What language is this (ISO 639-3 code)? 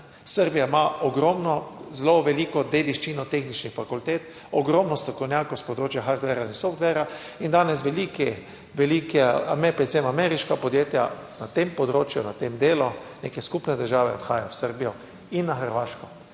slv